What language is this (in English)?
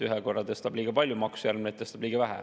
Estonian